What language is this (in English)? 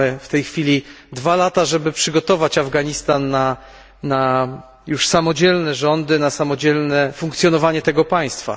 Polish